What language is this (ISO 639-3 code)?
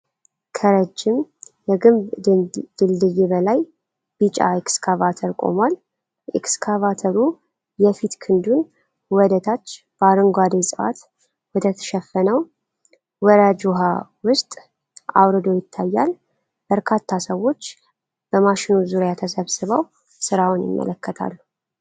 amh